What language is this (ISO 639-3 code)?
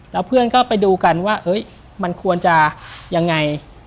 tha